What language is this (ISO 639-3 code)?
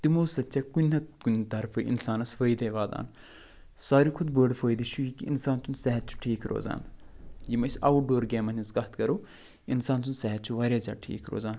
kas